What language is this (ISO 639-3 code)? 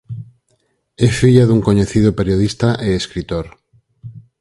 glg